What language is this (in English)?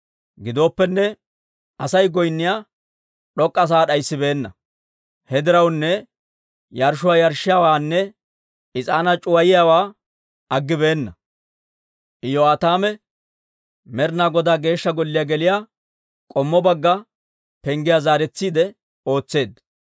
Dawro